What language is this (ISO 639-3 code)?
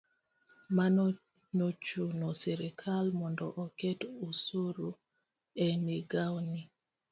luo